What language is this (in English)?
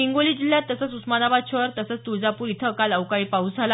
Marathi